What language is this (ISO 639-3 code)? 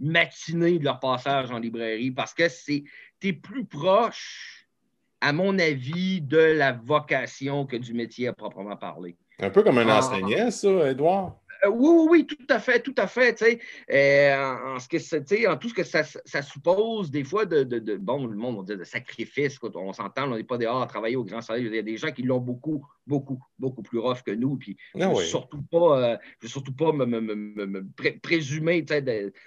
fra